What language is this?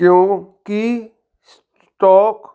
Punjabi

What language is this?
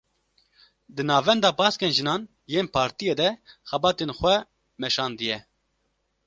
Kurdish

